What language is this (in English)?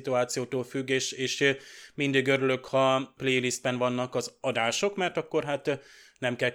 Hungarian